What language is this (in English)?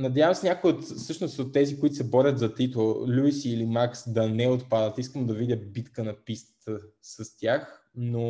Bulgarian